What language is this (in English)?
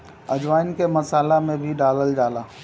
Bhojpuri